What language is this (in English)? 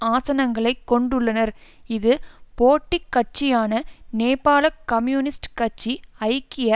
Tamil